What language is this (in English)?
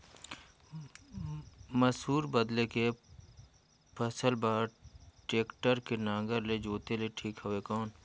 Chhattisgarhi